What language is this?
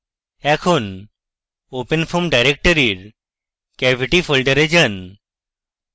Bangla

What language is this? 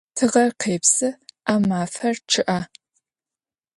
Adyghe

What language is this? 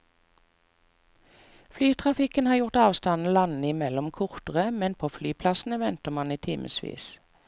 Norwegian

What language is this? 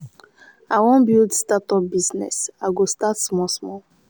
Nigerian Pidgin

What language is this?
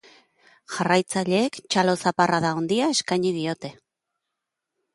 Basque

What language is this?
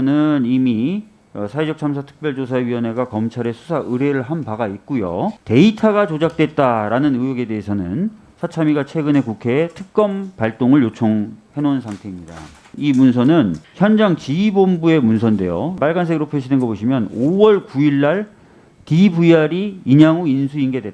Korean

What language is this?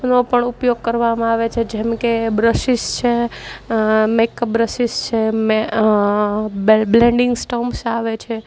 Gujarati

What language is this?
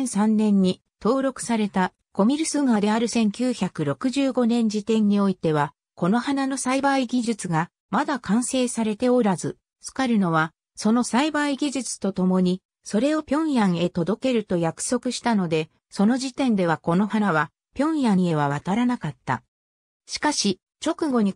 Japanese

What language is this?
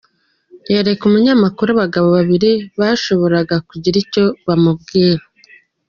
Kinyarwanda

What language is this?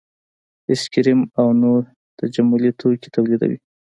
Pashto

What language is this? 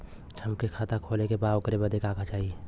Bhojpuri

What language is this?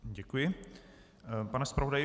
Czech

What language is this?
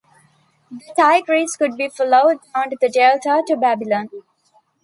English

